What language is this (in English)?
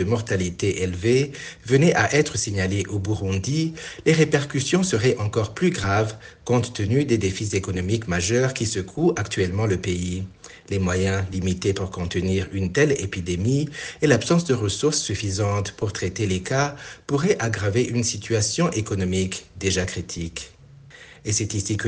French